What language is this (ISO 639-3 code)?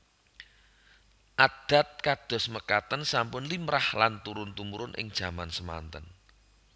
jav